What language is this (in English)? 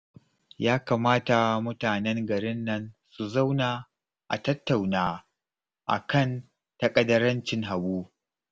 Hausa